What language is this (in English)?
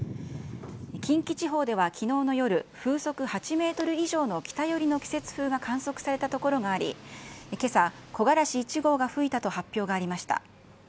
Japanese